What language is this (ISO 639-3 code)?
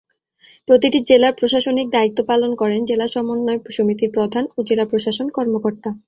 ben